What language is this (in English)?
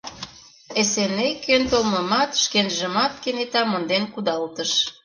Mari